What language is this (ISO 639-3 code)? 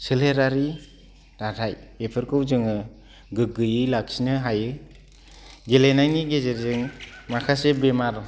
brx